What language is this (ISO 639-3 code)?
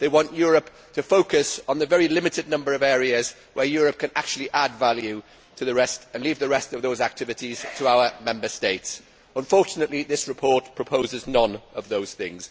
eng